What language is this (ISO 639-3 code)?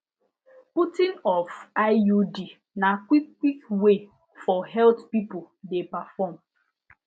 pcm